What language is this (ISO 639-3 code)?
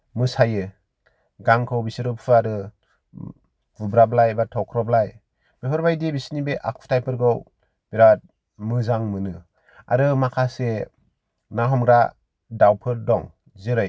brx